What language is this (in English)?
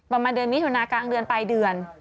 Thai